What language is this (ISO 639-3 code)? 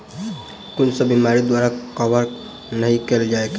mai